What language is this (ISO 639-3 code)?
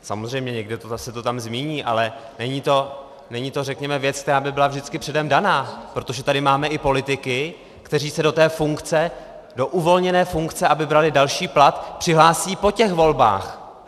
ces